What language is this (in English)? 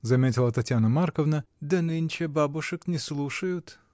Russian